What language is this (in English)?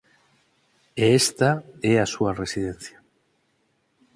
Galician